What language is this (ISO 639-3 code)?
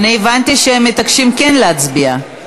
heb